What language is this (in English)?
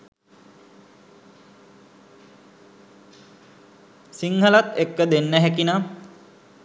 Sinhala